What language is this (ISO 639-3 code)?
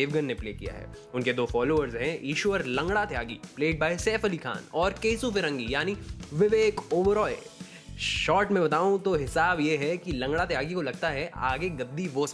hin